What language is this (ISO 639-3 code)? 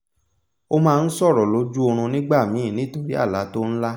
yor